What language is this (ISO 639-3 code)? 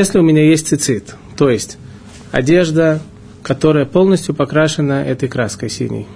rus